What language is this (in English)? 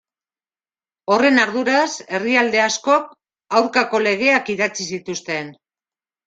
Basque